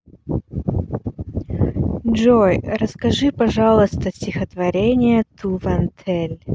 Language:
Russian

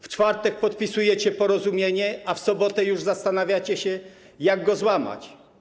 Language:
Polish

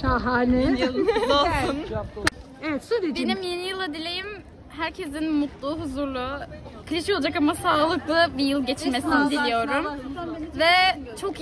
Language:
Turkish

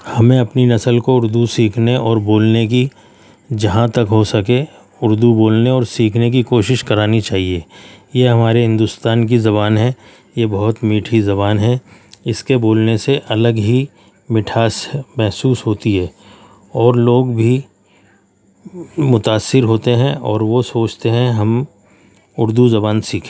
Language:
Urdu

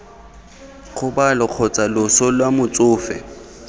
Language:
Tswana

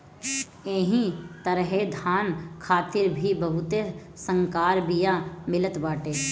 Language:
Bhojpuri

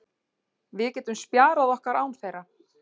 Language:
Icelandic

